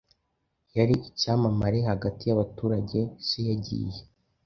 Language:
Kinyarwanda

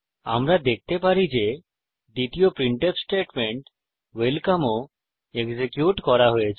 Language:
Bangla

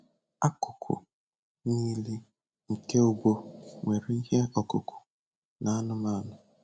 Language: Igbo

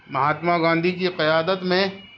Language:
Urdu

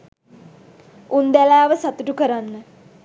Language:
Sinhala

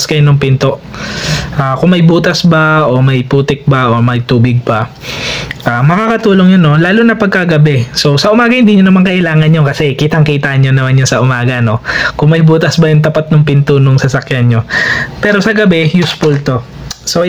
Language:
Filipino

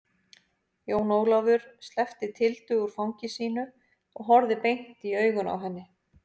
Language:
Icelandic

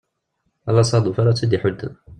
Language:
Kabyle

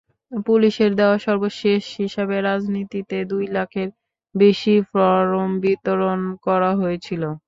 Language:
Bangla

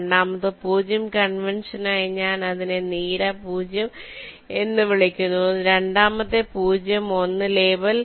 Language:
Malayalam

